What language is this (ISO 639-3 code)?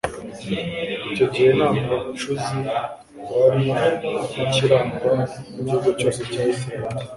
kin